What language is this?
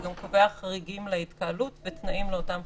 Hebrew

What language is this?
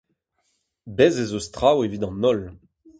Breton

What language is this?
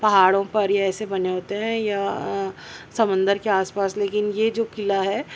Urdu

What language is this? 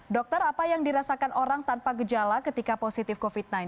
Indonesian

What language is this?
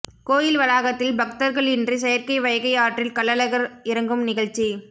Tamil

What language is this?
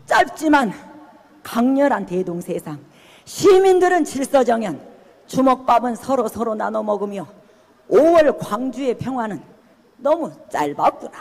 Korean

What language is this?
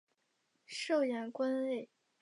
Chinese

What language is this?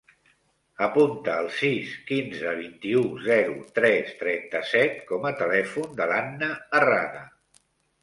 Catalan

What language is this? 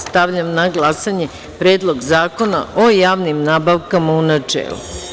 Serbian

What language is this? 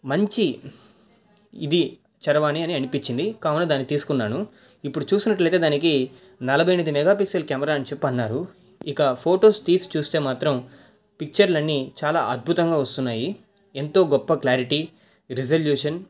Telugu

